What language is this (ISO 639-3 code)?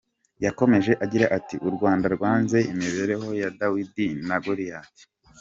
kin